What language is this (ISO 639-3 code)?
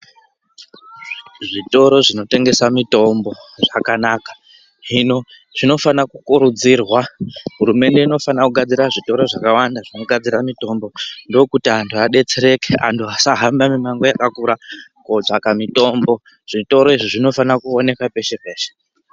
ndc